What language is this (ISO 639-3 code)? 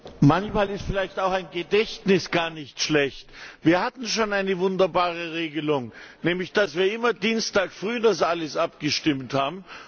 deu